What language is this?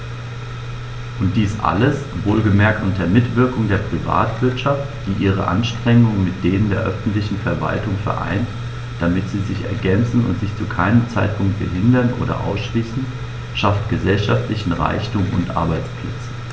German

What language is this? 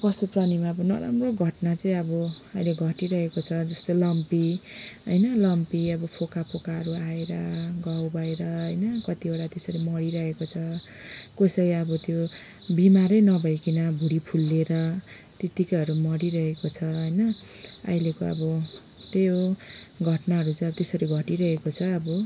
Nepali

